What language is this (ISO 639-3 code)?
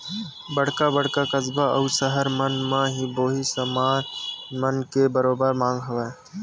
hne